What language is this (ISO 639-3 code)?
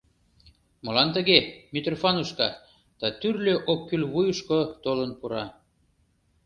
chm